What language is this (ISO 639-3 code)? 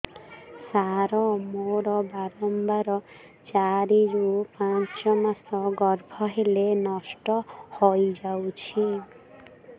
ori